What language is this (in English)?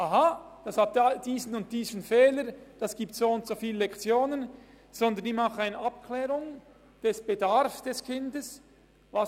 Swiss German